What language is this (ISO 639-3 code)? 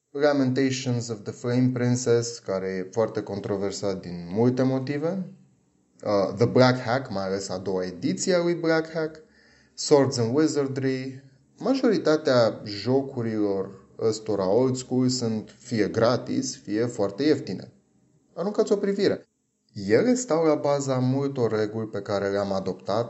ron